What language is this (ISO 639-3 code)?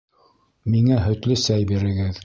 bak